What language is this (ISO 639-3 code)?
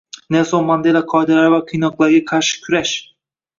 uzb